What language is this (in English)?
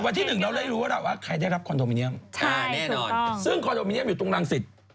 Thai